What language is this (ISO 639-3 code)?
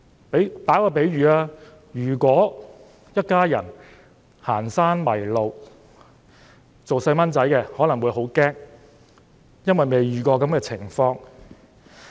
yue